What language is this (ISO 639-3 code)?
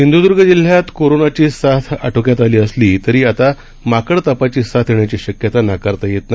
mar